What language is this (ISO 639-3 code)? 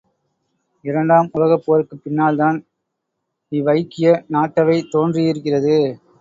tam